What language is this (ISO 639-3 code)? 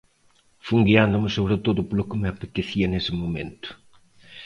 glg